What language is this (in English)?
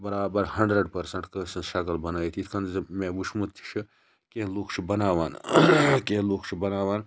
Kashmiri